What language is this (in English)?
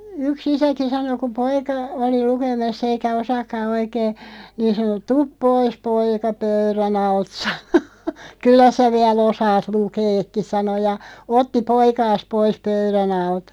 Finnish